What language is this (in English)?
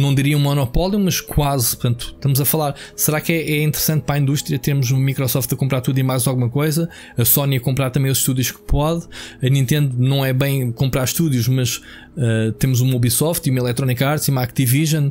Portuguese